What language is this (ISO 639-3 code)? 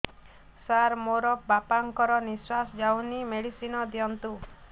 ori